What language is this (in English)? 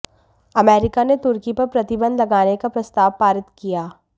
Hindi